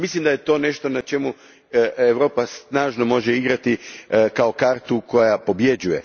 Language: Croatian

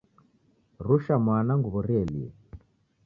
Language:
Taita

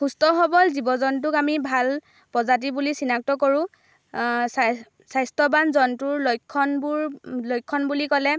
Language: Assamese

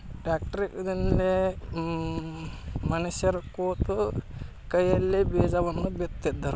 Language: Kannada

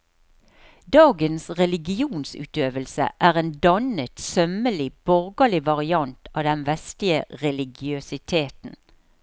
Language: Norwegian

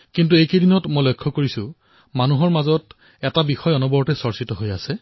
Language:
Assamese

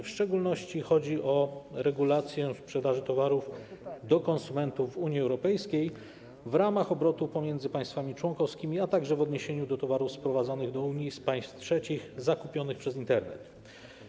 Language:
Polish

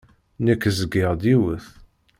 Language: Kabyle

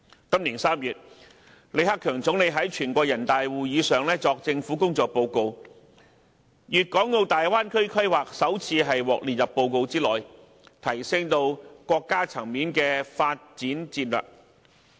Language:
Cantonese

